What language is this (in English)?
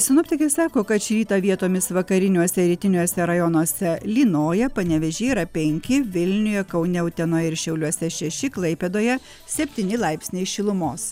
Lithuanian